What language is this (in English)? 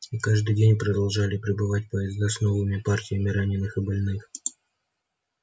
Russian